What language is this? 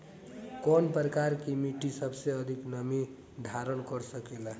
Bhojpuri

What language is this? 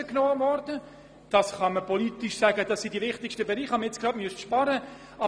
Swiss German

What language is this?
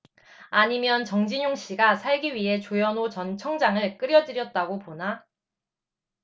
Korean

